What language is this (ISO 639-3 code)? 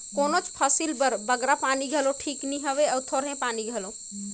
hne